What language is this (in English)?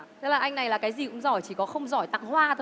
Vietnamese